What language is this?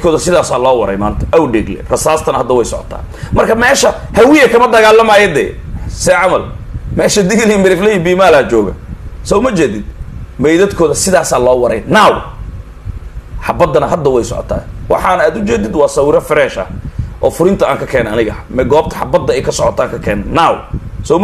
Arabic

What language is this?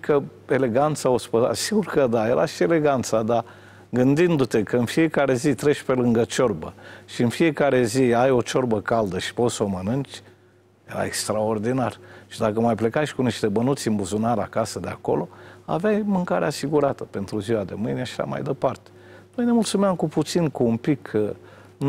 Romanian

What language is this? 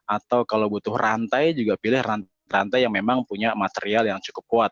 Indonesian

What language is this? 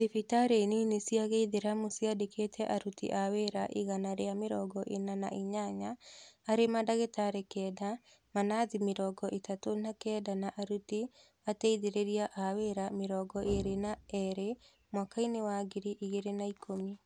Kikuyu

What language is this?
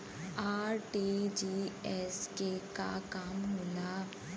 Bhojpuri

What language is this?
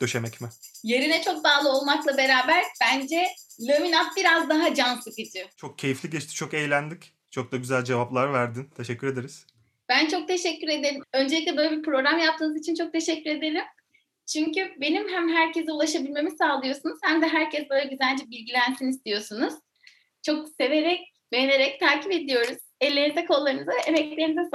Turkish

